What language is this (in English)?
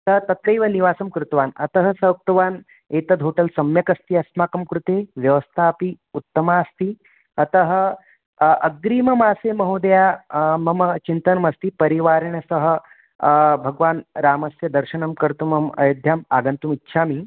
Sanskrit